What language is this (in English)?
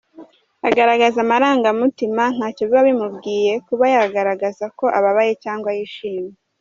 Kinyarwanda